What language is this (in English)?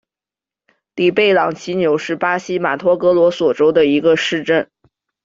Chinese